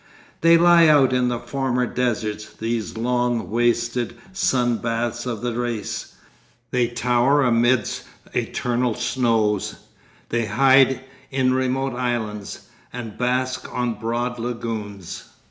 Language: English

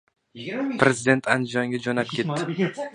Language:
Uzbek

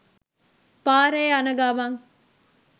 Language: Sinhala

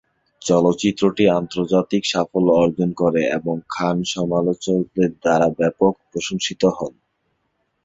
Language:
Bangla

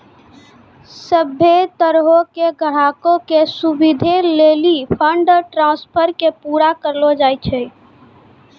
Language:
Maithili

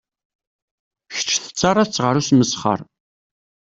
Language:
Kabyle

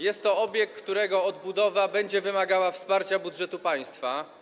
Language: Polish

